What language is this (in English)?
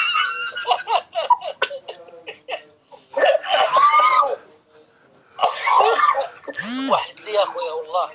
Arabic